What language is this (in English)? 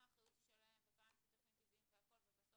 Hebrew